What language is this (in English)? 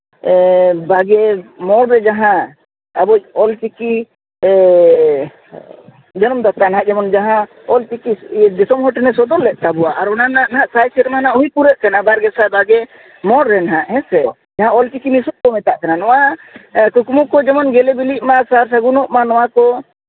Santali